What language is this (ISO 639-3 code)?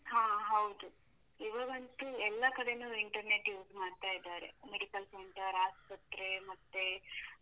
kan